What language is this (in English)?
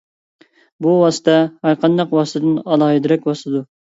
Uyghur